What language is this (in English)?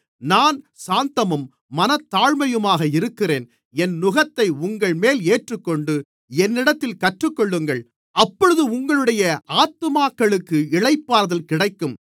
Tamil